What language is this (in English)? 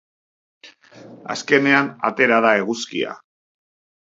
Basque